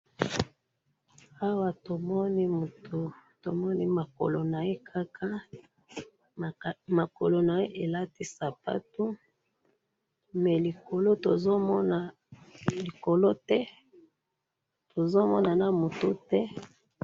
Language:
Lingala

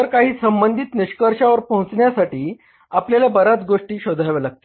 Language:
Marathi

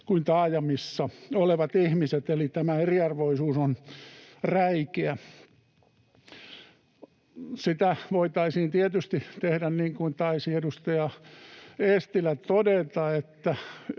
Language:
Finnish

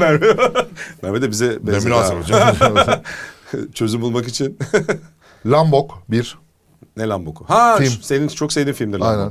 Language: Turkish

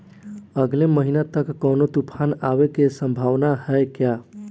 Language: Bhojpuri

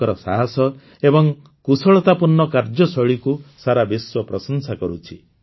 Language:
Odia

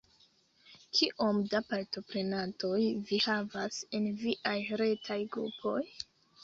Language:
Esperanto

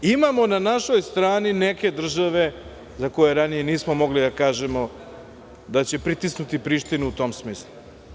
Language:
Serbian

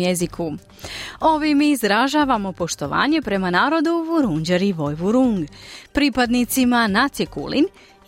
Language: Croatian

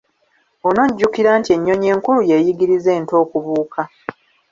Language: Ganda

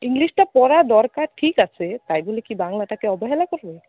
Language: Bangla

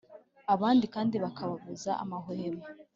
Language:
Kinyarwanda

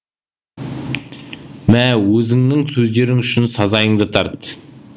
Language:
Kazakh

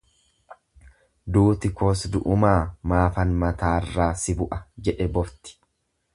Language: Oromo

